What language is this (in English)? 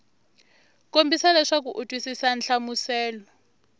Tsonga